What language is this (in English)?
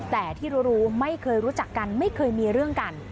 Thai